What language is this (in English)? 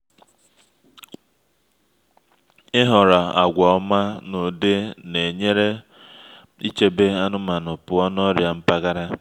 Igbo